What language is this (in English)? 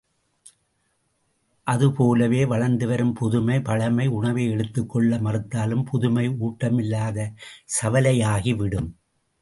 Tamil